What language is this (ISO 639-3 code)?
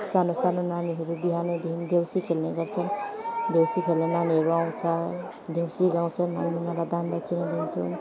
nep